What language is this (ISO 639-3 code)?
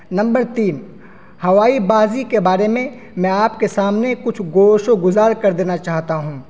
urd